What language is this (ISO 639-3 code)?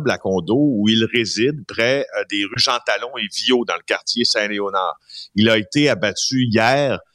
fra